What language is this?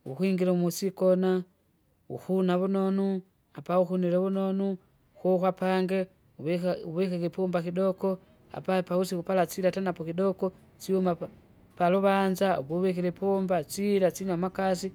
Kinga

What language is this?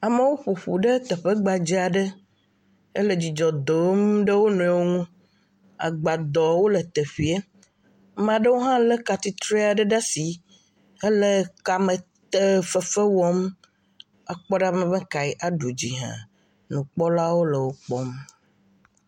Ewe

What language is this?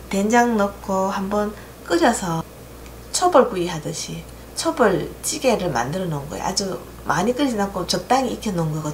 Korean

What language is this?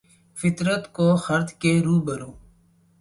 Urdu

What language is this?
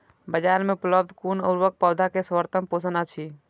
Maithili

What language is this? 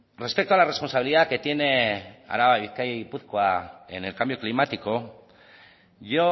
Spanish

